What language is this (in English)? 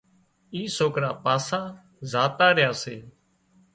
Wadiyara Koli